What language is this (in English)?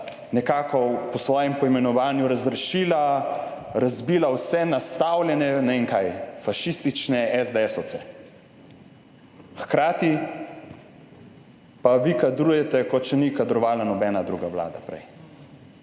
Slovenian